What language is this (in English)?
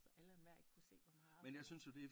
Danish